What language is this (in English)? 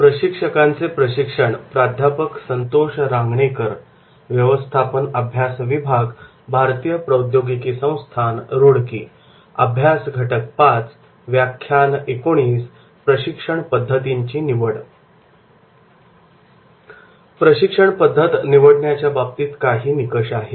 Marathi